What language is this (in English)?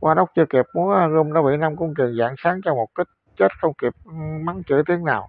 Vietnamese